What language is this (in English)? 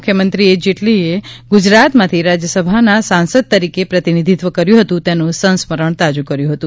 Gujarati